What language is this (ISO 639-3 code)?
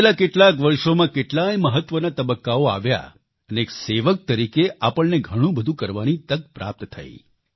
guj